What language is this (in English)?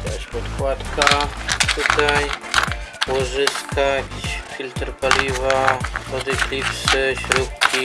Polish